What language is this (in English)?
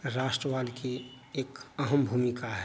Hindi